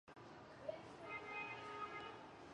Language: Chinese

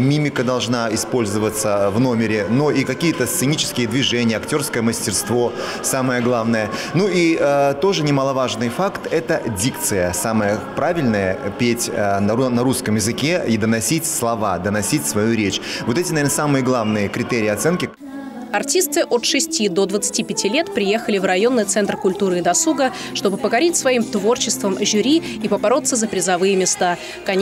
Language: Russian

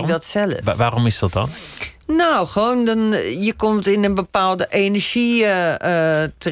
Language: Dutch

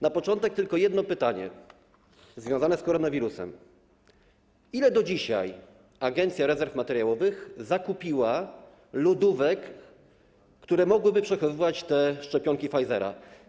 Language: Polish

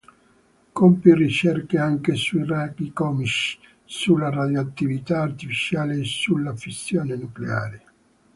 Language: Italian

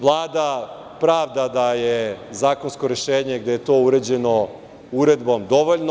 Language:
Serbian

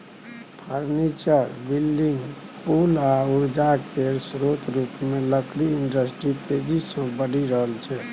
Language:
Maithili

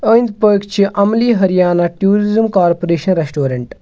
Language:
Kashmiri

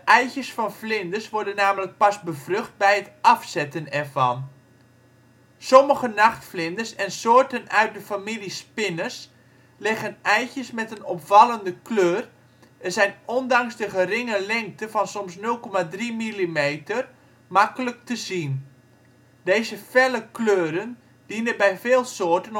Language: Dutch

